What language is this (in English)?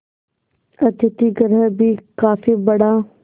Hindi